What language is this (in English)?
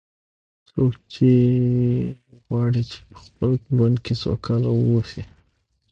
Pashto